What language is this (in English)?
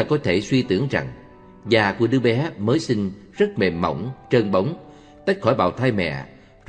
Vietnamese